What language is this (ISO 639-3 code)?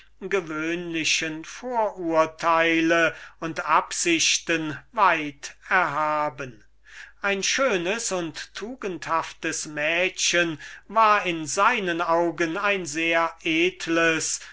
deu